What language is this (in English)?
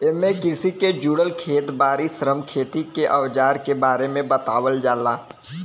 Bhojpuri